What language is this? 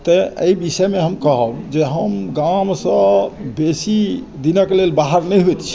Maithili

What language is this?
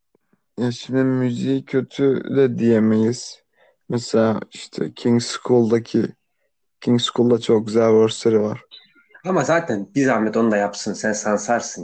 Turkish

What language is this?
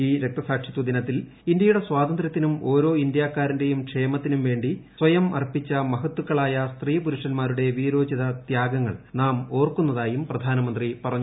Malayalam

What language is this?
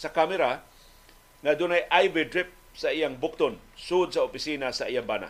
Filipino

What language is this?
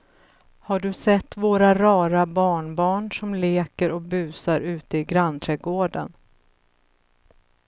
Swedish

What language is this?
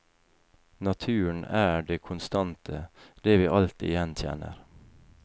Norwegian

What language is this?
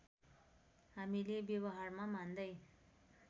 Nepali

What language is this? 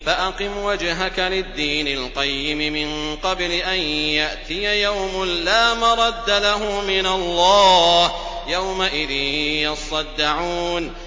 Arabic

